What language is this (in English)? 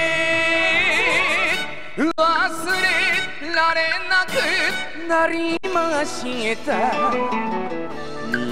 Japanese